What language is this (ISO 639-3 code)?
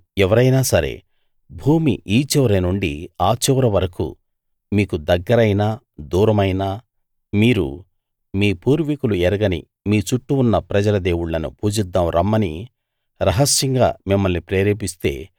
tel